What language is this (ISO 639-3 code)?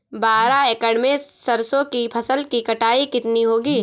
hin